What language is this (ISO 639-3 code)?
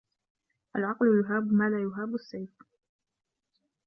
ara